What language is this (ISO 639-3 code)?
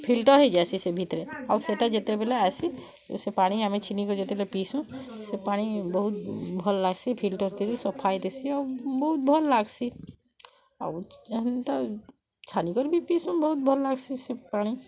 ori